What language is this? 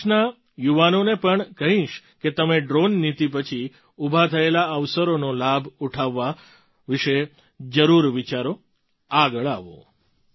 Gujarati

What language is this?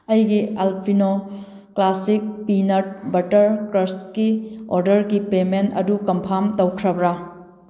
Manipuri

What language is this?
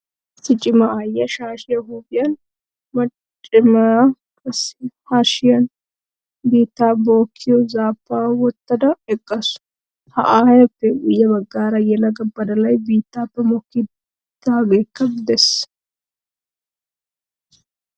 Wolaytta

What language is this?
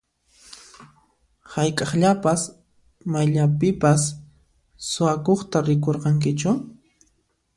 Puno Quechua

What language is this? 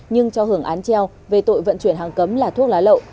Vietnamese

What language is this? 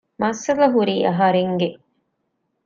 Divehi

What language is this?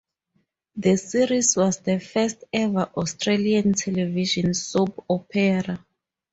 English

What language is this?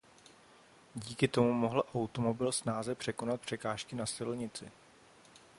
Czech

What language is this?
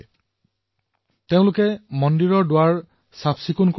Assamese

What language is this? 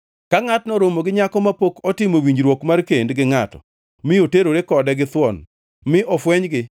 Luo (Kenya and Tanzania)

